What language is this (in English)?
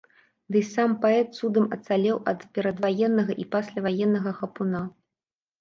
Belarusian